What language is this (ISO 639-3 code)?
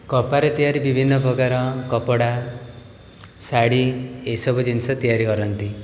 ori